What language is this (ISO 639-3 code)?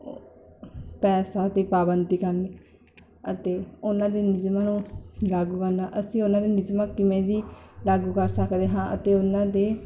pan